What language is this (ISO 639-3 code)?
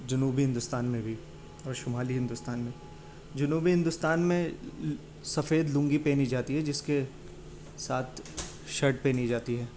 urd